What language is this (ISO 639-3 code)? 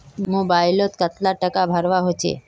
mag